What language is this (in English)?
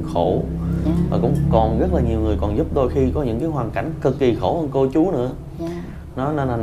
Vietnamese